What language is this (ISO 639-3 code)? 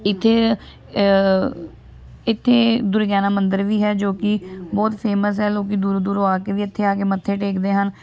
pan